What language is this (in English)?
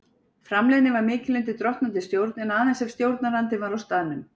Icelandic